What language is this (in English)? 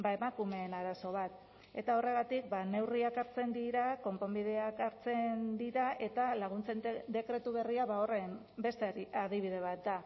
Basque